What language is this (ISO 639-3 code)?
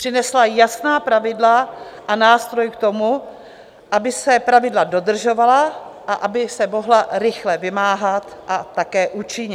ces